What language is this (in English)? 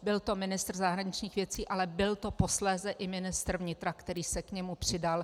Czech